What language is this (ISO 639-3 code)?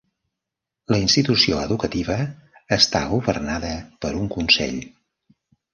cat